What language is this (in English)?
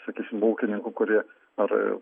Lithuanian